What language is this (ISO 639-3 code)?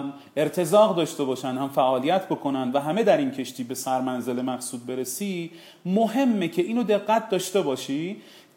fas